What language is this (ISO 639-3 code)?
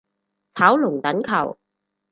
yue